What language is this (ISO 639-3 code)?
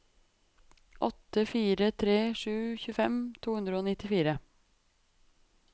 nor